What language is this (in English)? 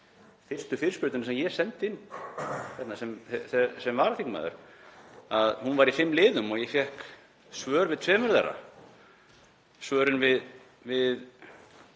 Icelandic